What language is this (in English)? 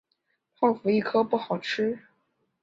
Chinese